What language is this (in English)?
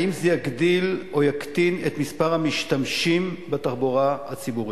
Hebrew